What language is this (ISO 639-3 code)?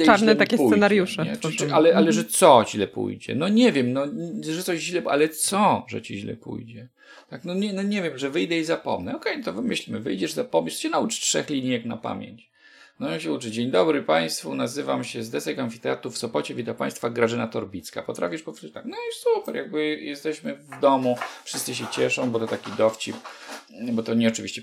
pol